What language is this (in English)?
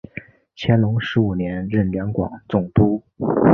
Chinese